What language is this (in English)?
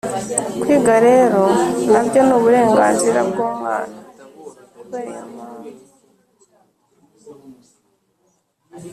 Kinyarwanda